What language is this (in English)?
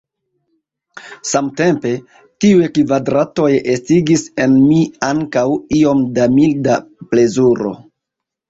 Esperanto